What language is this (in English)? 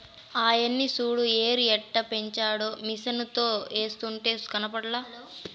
Telugu